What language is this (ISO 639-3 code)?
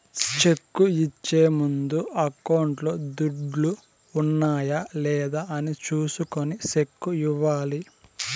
tel